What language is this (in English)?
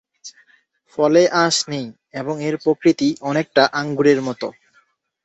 Bangla